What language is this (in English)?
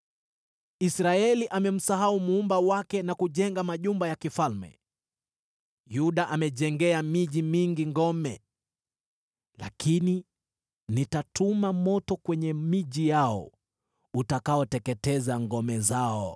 Swahili